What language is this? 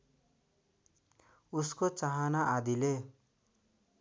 Nepali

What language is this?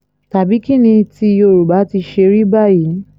Yoruba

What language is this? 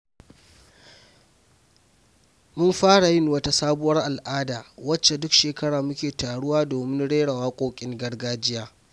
Hausa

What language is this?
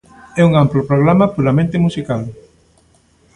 Galician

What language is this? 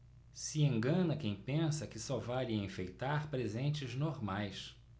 Portuguese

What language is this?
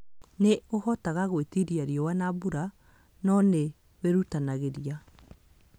Kikuyu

